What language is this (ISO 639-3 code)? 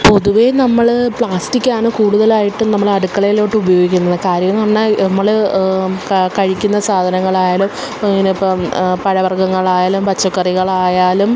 mal